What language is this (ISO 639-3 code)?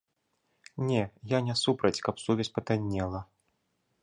bel